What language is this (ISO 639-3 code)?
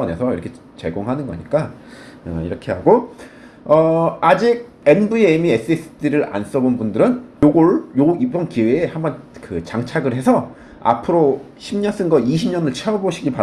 kor